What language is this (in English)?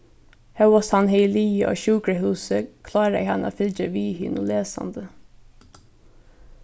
Faroese